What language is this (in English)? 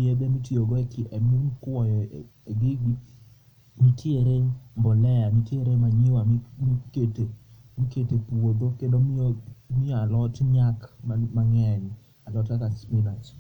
Luo (Kenya and Tanzania)